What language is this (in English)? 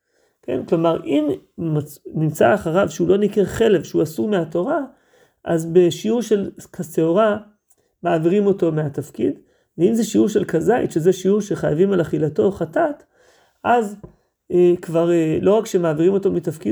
Hebrew